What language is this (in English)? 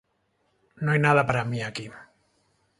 Spanish